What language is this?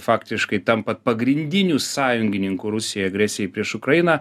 Lithuanian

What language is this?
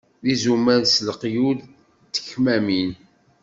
Kabyle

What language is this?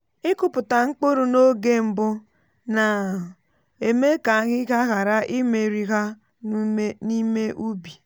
Igbo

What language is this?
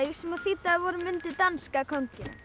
Icelandic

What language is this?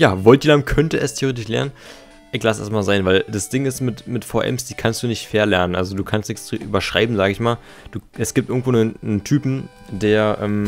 German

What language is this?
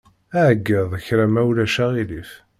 Kabyle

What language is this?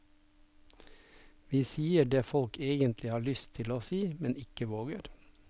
Norwegian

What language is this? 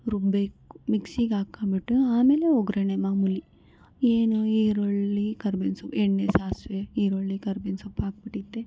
Kannada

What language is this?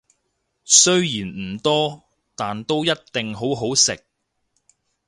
Cantonese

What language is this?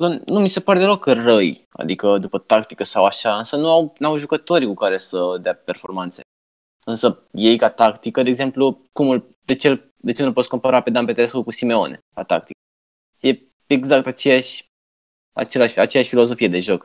Romanian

